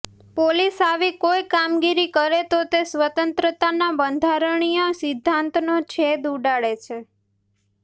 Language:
Gujarati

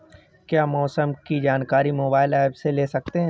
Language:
Hindi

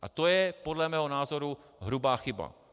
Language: Czech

